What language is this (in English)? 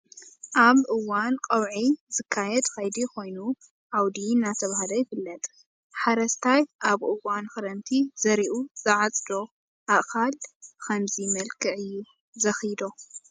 Tigrinya